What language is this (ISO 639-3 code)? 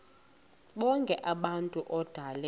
xho